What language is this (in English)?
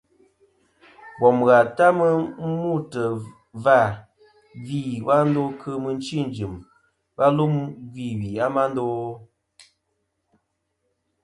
Kom